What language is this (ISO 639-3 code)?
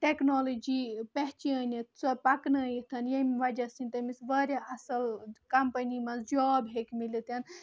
kas